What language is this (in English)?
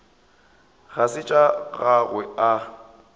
Northern Sotho